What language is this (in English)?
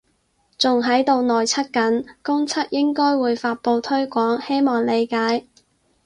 Cantonese